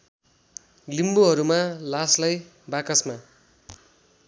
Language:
Nepali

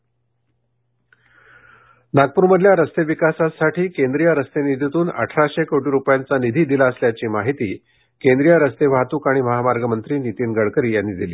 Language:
Marathi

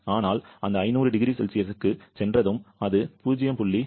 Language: Tamil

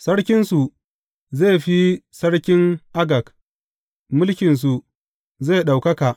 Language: Hausa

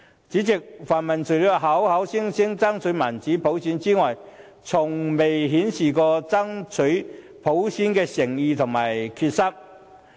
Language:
Cantonese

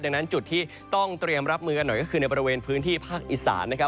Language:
Thai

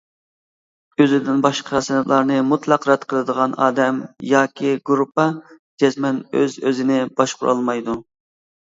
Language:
Uyghur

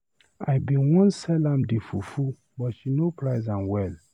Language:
Nigerian Pidgin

